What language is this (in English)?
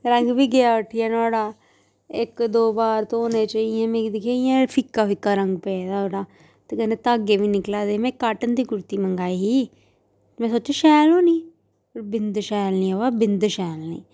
Dogri